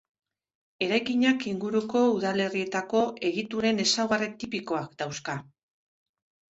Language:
Basque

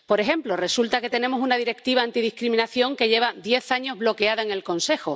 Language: Spanish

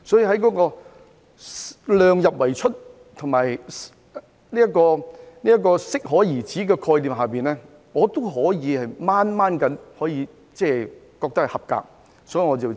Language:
Cantonese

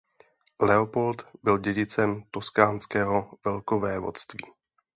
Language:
Czech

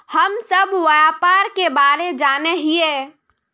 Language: Magahi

